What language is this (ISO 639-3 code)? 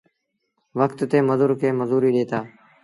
sbn